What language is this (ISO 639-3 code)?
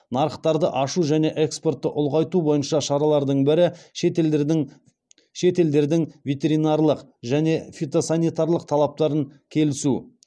kaz